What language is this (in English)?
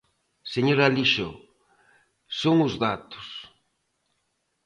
Galician